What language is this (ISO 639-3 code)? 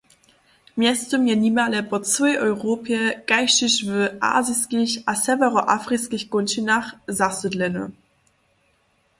hsb